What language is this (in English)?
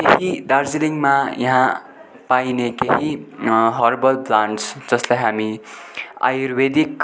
Nepali